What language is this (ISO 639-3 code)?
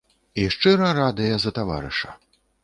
bel